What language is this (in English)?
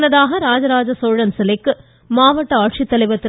Tamil